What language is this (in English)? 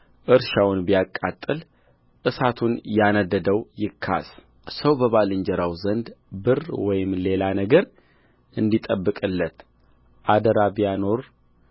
Amharic